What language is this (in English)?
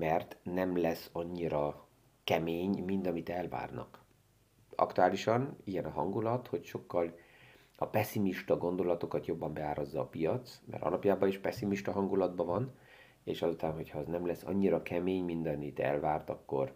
Hungarian